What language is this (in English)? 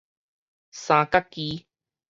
Min Nan Chinese